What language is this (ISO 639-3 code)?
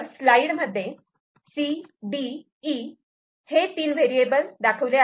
mar